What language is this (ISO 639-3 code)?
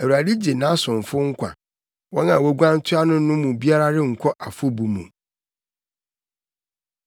aka